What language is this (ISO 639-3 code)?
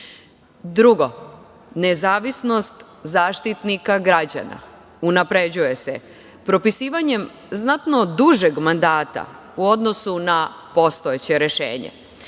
srp